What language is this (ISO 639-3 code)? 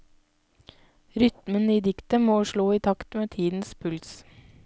nor